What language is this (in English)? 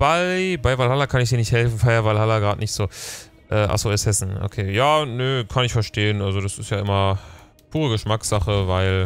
German